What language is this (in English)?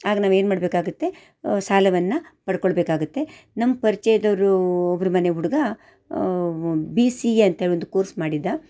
Kannada